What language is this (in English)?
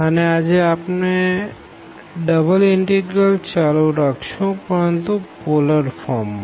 Gujarati